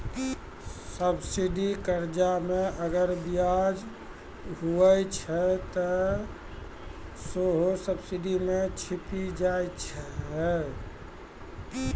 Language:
Maithili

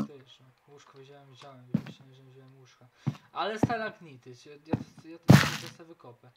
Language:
Polish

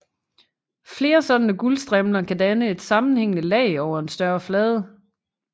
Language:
Danish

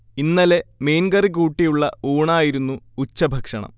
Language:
Malayalam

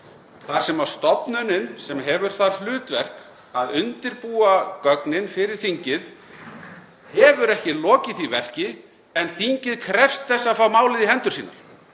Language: Icelandic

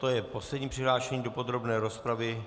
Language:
Czech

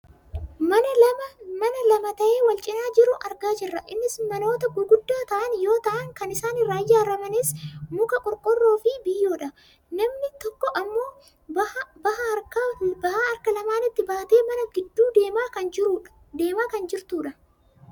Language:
Oromo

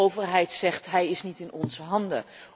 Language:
Dutch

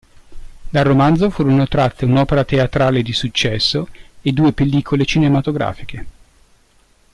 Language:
Italian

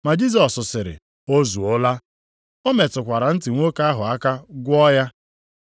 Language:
Igbo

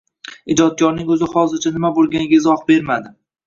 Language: Uzbek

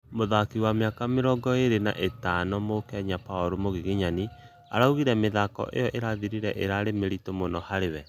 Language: Kikuyu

